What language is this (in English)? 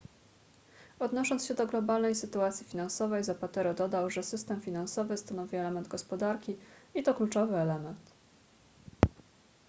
Polish